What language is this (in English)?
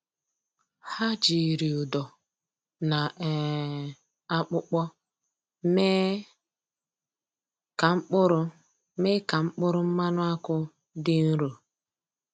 Igbo